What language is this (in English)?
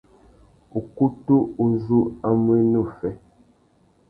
Tuki